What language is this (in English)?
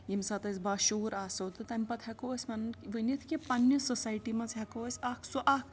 Kashmiri